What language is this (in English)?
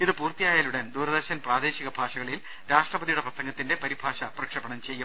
Malayalam